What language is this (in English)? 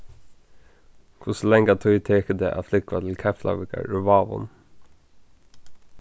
Faroese